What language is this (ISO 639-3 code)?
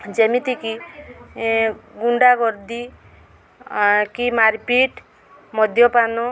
ori